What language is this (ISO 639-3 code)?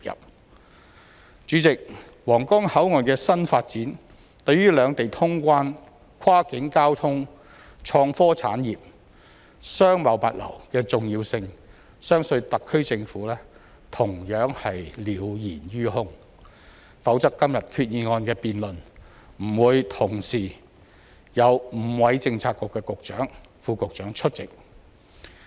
yue